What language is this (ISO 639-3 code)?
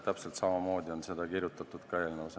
est